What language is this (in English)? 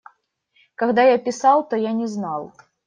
Russian